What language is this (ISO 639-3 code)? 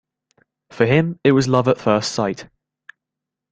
eng